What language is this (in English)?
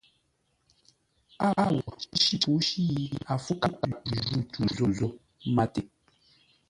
Ngombale